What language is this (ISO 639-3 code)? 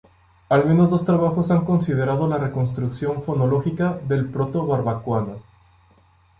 spa